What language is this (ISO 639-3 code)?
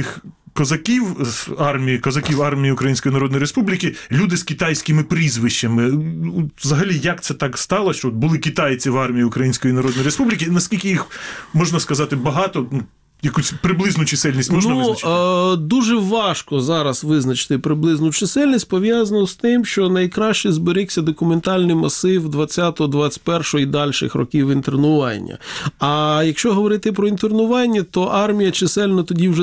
ukr